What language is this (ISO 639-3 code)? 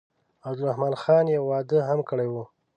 pus